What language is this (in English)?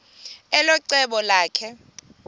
Xhosa